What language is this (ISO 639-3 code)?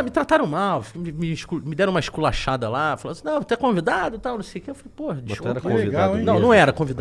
por